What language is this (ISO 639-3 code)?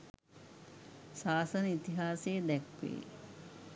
sin